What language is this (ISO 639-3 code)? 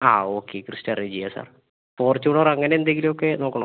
mal